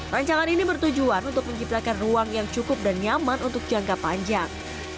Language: Indonesian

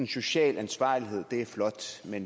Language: Danish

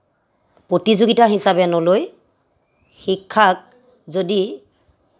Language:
Assamese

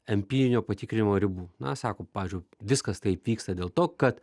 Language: Lithuanian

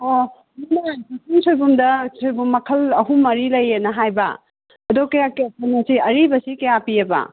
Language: Manipuri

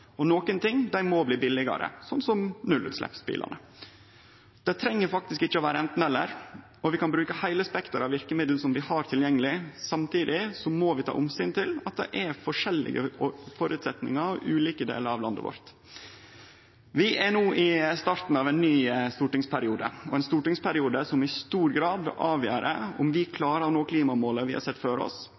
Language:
Norwegian Nynorsk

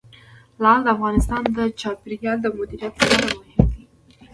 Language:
Pashto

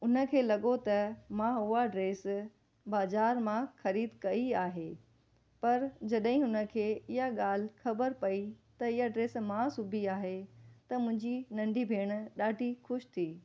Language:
Sindhi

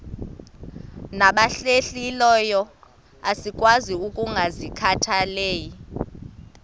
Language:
Xhosa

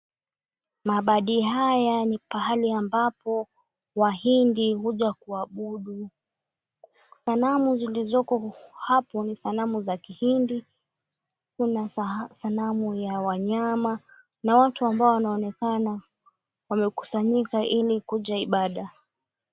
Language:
Swahili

